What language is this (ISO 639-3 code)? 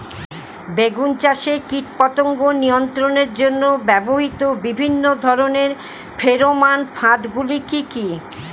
ben